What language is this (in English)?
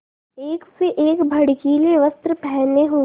Hindi